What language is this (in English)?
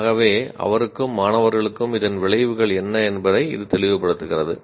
Tamil